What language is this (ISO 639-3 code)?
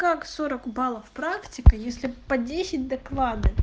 rus